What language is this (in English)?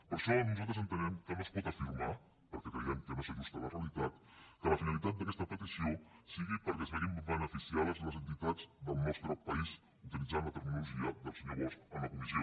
Catalan